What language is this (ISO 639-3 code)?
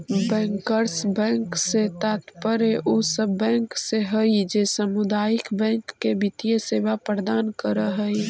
mag